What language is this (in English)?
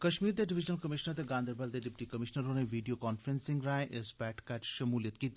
Dogri